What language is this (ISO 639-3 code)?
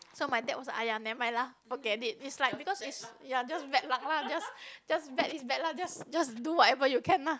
eng